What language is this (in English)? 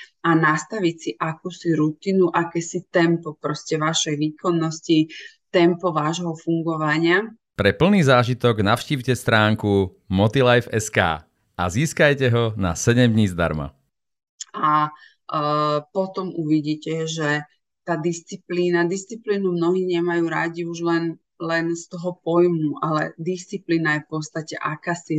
Slovak